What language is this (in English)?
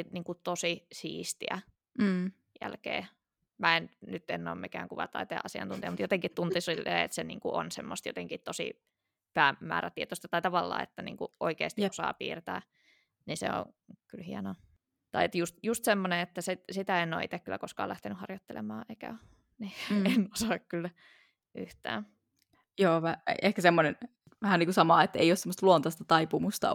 Finnish